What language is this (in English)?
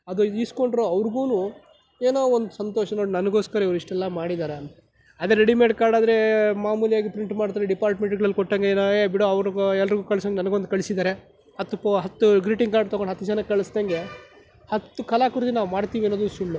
Kannada